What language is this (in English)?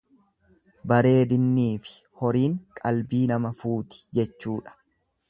Oromo